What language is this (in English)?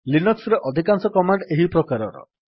Odia